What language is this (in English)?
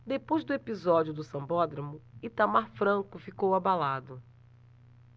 Portuguese